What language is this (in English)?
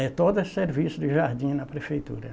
Portuguese